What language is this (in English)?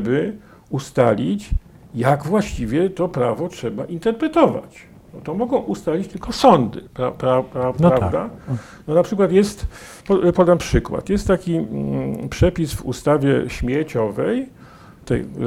Polish